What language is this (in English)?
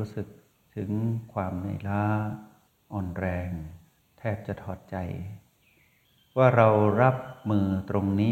Thai